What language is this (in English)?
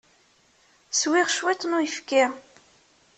Kabyle